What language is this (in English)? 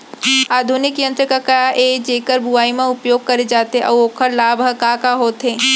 Chhattisgarhi